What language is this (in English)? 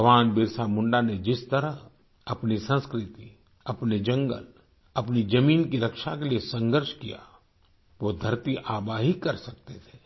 Hindi